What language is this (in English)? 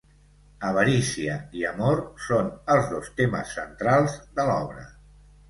Catalan